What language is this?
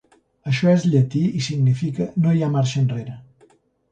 Catalan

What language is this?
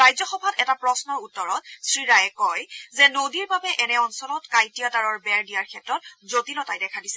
Assamese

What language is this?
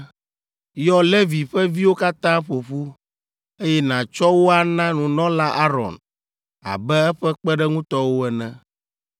Ewe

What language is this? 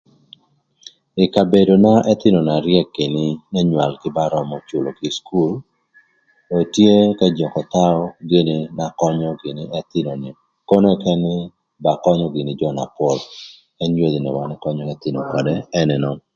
Thur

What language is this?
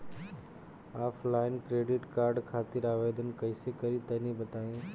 Bhojpuri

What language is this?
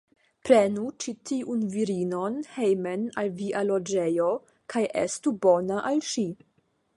Esperanto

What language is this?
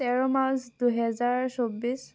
Assamese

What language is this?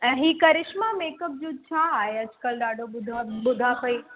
Sindhi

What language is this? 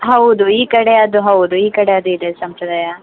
Kannada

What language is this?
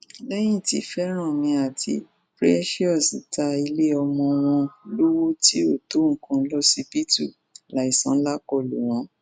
Yoruba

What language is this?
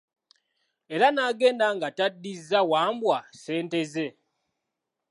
Ganda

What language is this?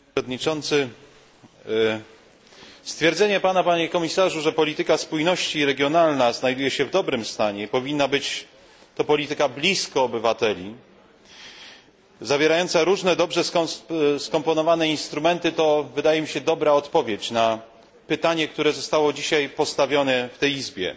Polish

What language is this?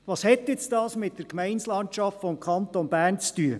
Swiss German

